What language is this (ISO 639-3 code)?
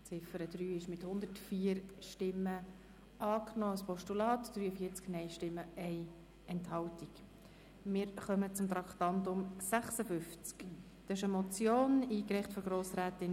gsw